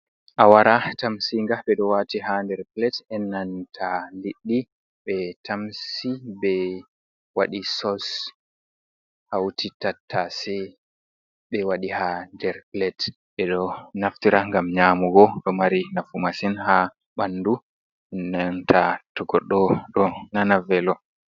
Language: Fula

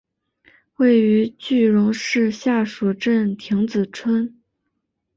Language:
Chinese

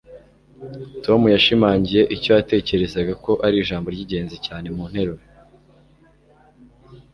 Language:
Kinyarwanda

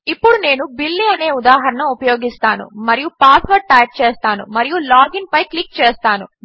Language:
Telugu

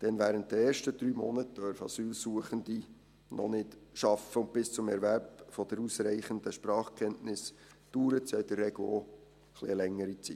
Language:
Swiss German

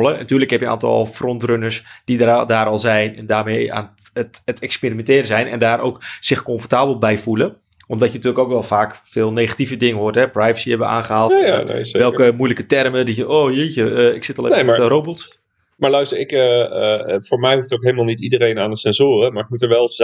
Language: Dutch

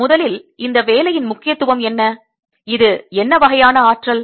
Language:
Tamil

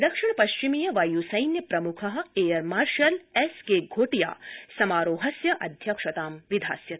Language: Sanskrit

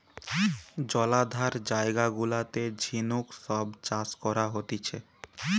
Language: Bangla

